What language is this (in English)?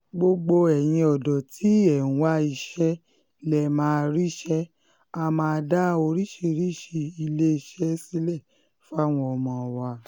Yoruba